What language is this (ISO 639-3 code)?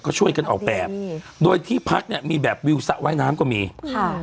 tha